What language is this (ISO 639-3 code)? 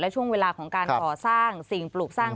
tha